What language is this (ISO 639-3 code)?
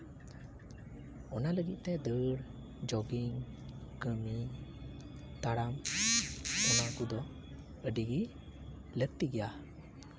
sat